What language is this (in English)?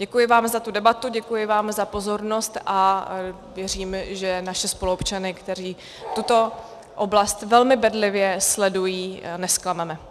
Czech